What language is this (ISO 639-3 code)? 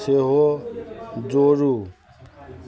mai